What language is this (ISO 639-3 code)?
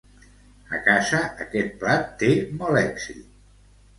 cat